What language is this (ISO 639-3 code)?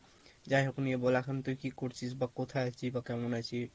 ben